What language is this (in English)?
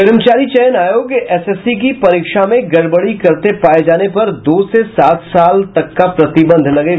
Hindi